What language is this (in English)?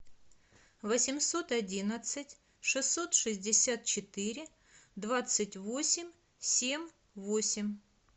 Russian